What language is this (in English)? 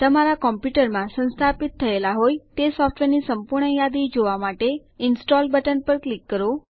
Gujarati